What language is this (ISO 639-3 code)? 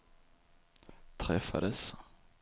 swe